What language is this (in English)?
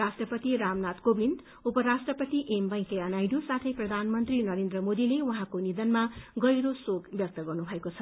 Nepali